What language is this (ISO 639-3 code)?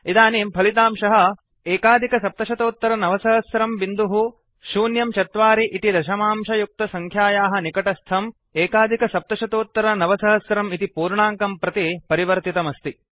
san